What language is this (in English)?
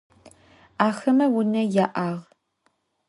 Adyghe